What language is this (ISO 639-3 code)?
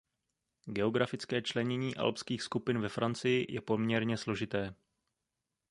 ces